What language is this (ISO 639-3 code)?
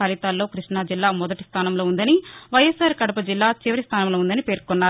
tel